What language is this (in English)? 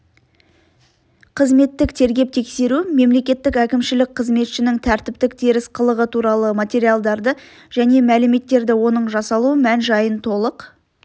Kazakh